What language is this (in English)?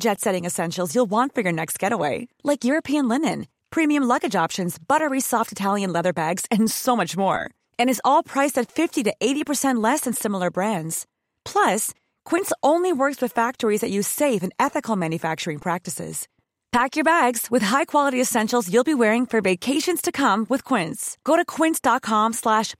Filipino